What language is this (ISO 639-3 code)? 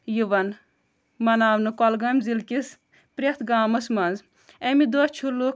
kas